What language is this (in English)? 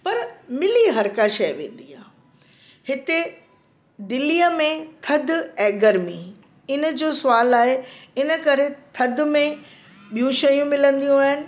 Sindhi